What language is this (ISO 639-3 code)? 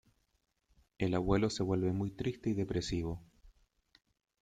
spa